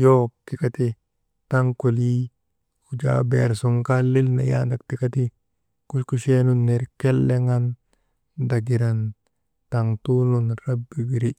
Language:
Maba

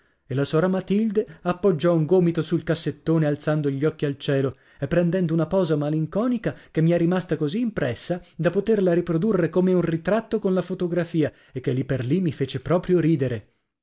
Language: Italian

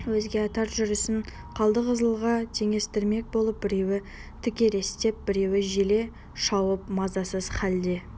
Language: Kazakh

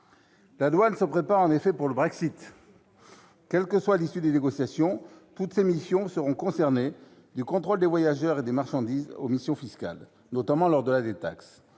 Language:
French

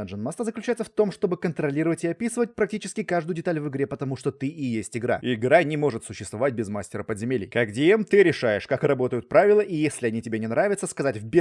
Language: Russian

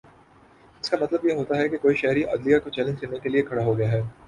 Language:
Urdu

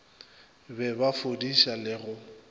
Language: Northern Sotho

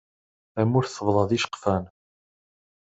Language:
Kabyle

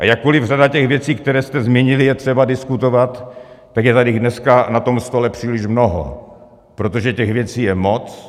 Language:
Czech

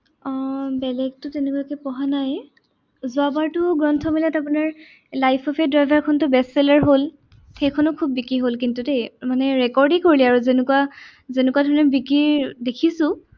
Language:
Assamese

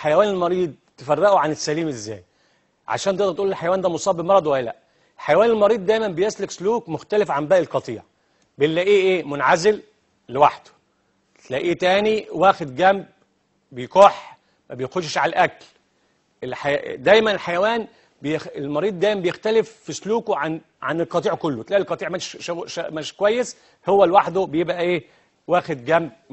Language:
Arabic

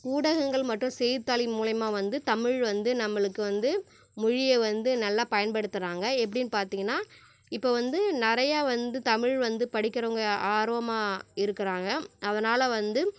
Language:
Tamil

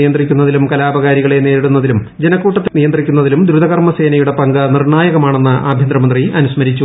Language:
Malayalam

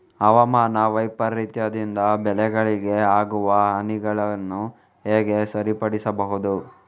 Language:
Kannada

